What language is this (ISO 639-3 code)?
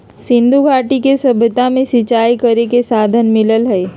mag